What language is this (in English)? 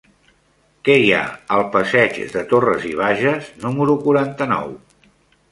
Catalan